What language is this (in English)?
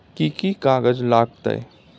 Maithili